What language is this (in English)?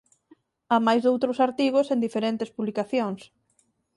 Galician